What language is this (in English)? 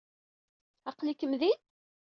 Kabyle